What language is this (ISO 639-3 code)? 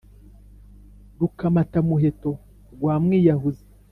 kin